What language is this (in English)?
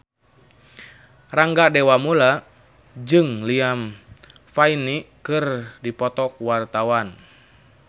Sundanese